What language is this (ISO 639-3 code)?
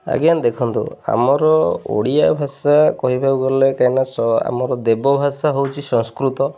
ori